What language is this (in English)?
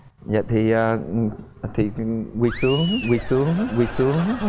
Vietnamese